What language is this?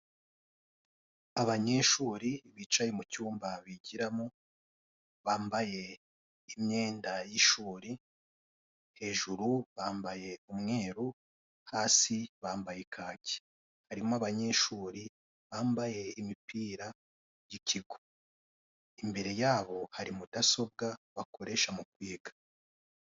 Kinyarwanda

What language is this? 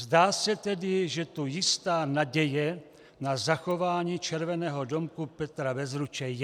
Czech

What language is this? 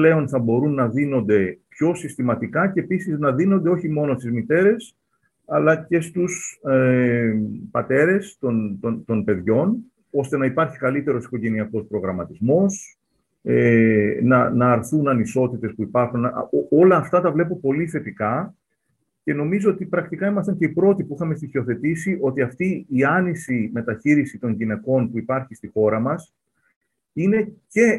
Greek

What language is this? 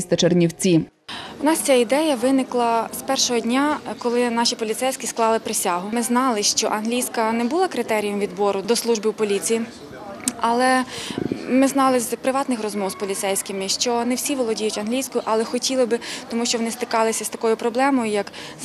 Ukrainian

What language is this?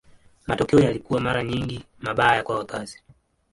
Swahili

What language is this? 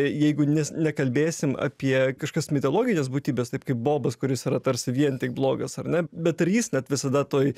Lithuanian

